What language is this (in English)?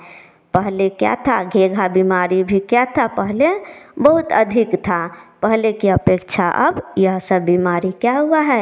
Hindi